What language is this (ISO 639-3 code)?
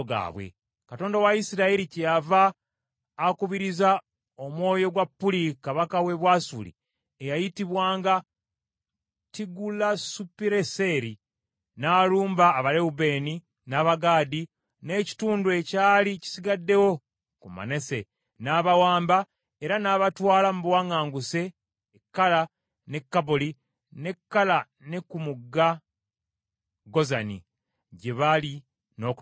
lug